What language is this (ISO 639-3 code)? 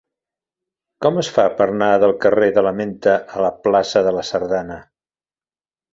cat